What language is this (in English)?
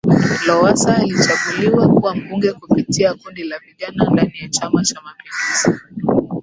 Swahili